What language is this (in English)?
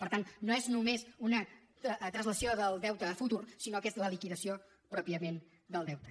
Catalan